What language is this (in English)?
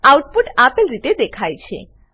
Gujarati